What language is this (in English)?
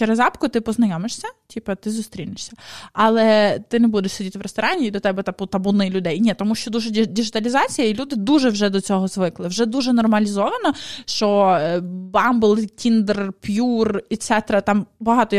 Ukrainian